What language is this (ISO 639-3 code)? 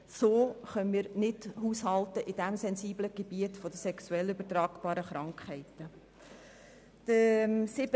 gsw